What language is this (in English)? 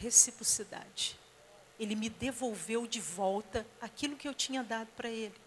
Portuguese